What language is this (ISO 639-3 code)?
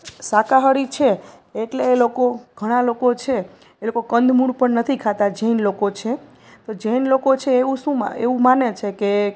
guj